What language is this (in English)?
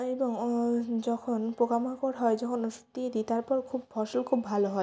Bangla